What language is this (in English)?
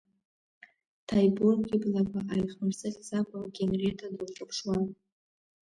Abkhazian